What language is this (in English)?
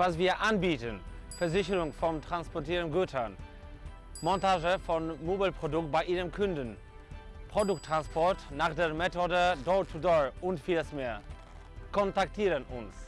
German